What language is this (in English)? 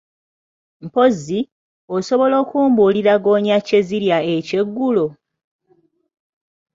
Ganda